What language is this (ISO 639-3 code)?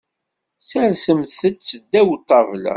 kab